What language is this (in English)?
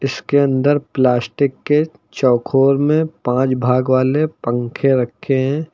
Hindi